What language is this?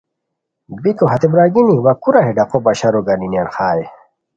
Khowar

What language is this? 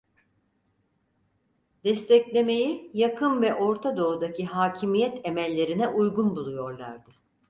Turkish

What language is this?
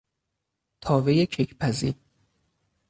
Persian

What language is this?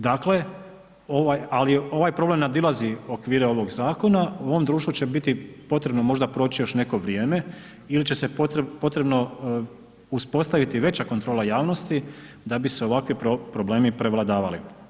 Croatian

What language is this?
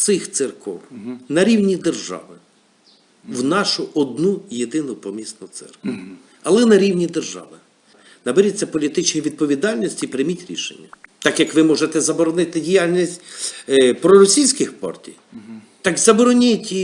Ukrainian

